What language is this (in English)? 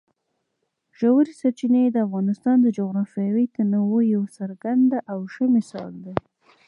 Pashto